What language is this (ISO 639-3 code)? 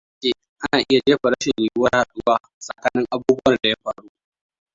hau